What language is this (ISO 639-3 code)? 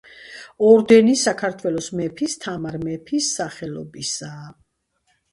kat